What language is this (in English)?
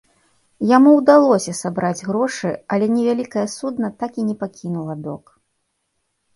Belarusian